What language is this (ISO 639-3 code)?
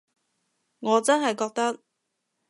yue